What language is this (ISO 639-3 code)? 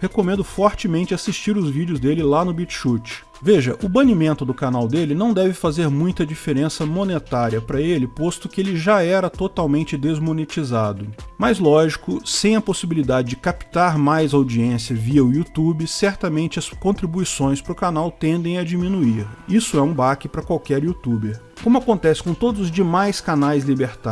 por